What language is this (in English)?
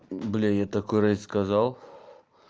Russian